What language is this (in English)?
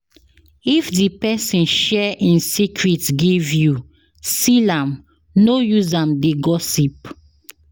Nigerian Pidgin